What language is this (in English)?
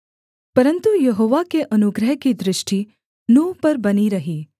Hindi